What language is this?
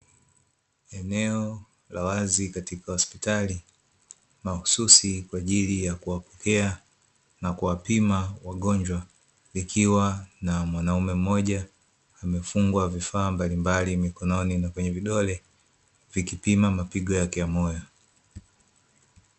Swahili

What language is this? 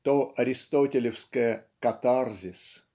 Russian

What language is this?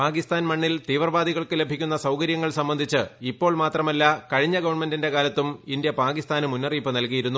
Malayalam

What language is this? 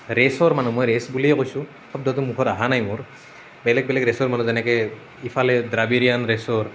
Assamese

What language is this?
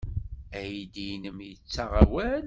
Kabyle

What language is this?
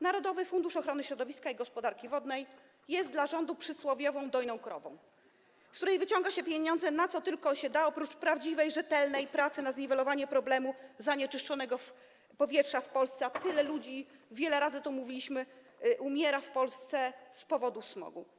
Polish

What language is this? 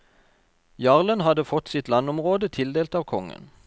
Norwegian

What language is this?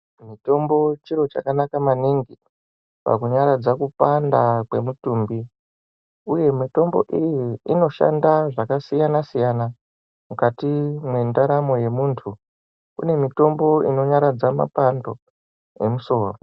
Ndau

